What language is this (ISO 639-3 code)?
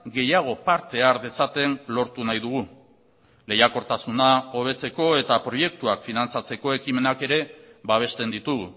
eus